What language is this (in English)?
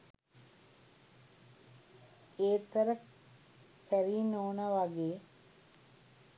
Sinhala